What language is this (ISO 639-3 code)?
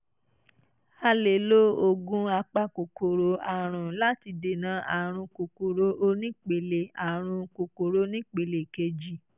yor